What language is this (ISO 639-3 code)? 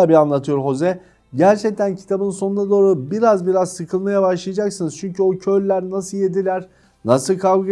tur